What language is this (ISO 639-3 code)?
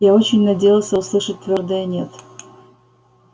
rus